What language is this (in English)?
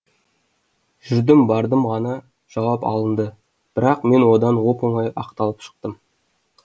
Kazakh